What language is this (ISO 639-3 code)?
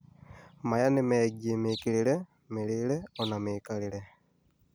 kik